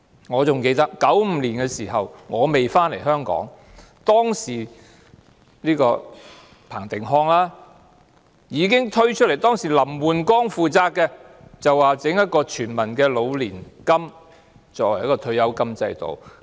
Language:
Cantonese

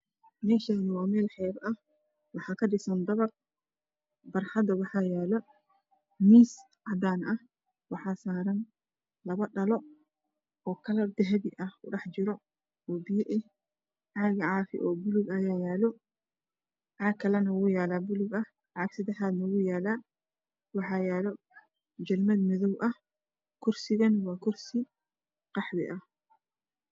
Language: Somali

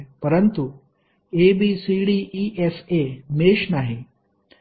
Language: Marathi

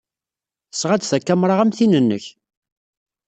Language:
Kabyle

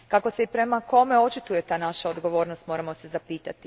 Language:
Croatian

